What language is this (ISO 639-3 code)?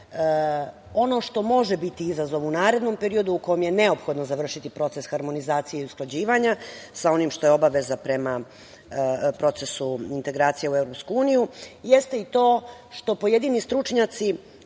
srp